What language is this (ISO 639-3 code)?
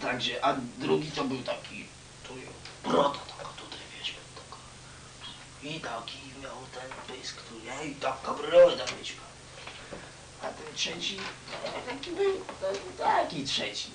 pol